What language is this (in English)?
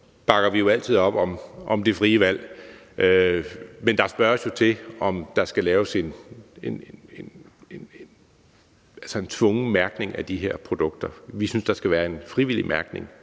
Danish